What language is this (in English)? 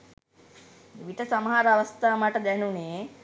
Sinhala